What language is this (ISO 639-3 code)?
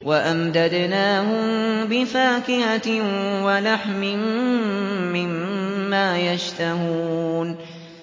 ara